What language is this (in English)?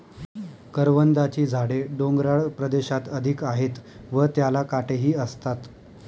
Marathi